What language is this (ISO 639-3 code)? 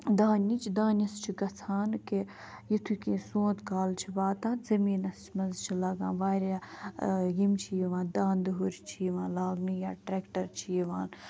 kas